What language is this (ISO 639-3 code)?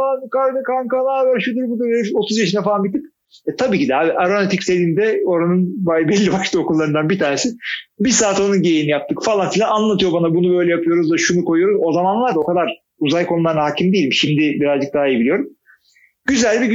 tur